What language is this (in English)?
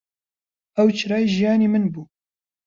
Central Kurdish